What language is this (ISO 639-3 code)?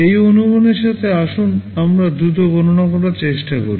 ben